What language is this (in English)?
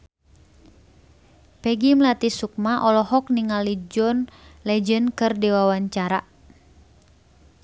Sundanese